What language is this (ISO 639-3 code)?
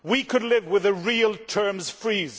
eng